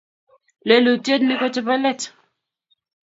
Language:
Kalenjin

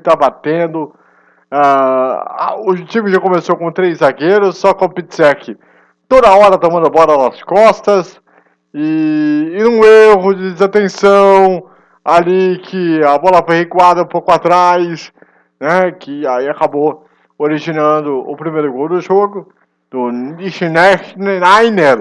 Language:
Portuguese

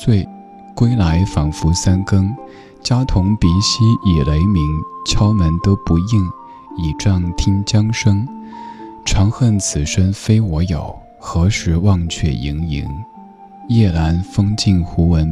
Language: Chinese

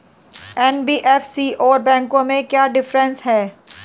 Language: Hindi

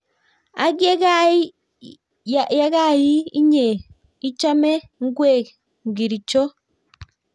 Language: Kalenjin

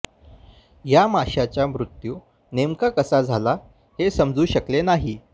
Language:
Marathi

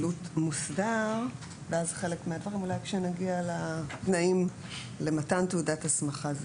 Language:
Hebrew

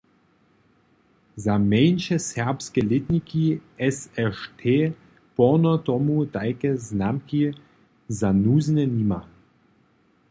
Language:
Upper Sorbian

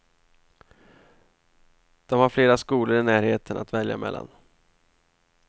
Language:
Swedish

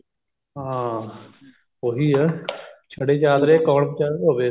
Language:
Punjabi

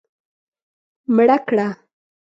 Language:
Pashto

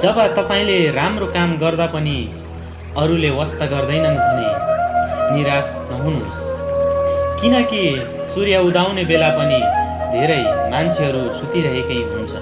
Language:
Nepali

